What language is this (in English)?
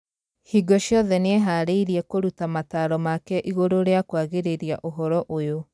Kikuyu